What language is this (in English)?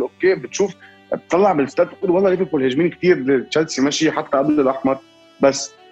Arabic